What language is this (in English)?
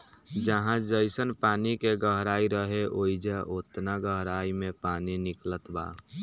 Bhojpuri